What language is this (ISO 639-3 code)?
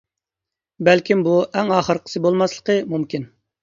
uig